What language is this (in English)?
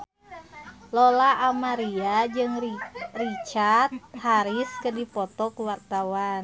Sundanese